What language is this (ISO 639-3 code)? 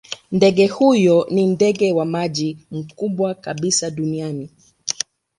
swa